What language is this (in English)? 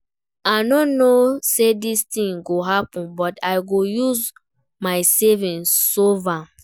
Nigerian Pidgin